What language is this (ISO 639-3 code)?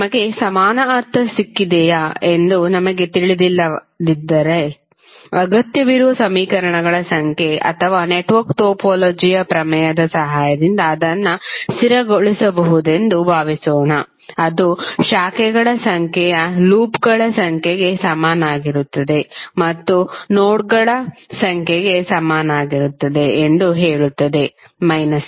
kan